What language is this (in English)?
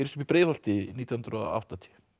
Icelandic